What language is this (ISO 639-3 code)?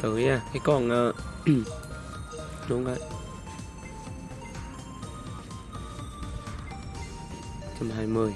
vie